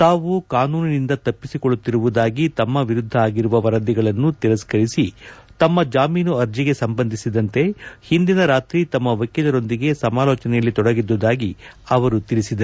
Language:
Kannada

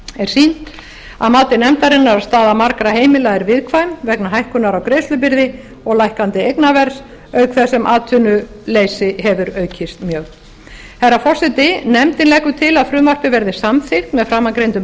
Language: Icelandic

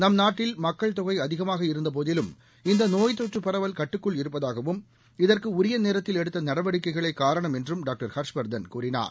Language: Tamil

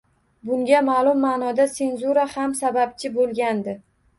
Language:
Uzbek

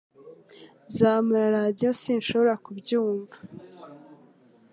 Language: Kinyarwanda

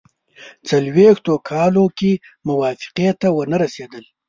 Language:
Pashto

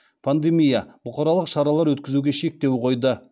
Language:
Kazakh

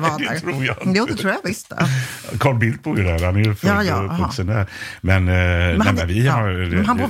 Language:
Swedish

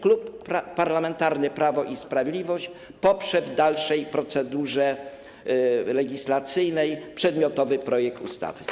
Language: Polish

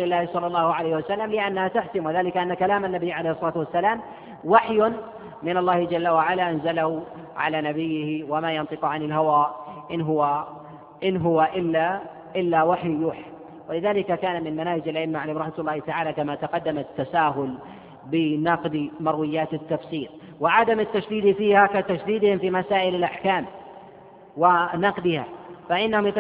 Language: Arabic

